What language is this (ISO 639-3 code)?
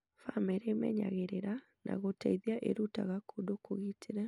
kik